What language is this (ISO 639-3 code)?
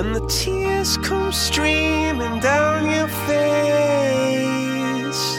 swe